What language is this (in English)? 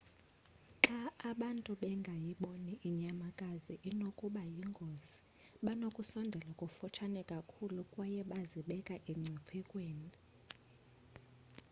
Xhosa